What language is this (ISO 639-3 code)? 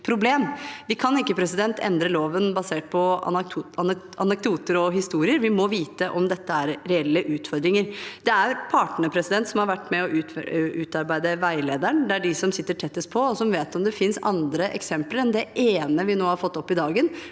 nor